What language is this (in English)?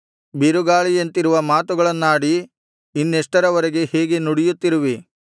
Kannada